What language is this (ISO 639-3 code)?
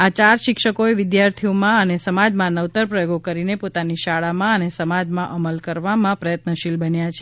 guj